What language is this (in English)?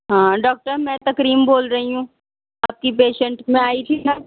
Urdu